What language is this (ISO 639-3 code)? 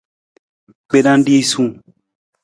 nmz